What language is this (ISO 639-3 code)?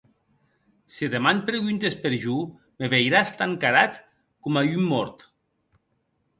oci